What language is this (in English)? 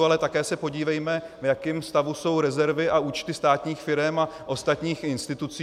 Czech